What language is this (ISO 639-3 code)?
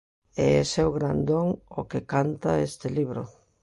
glg